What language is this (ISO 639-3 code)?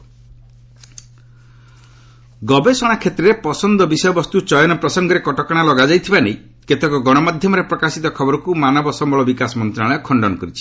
ori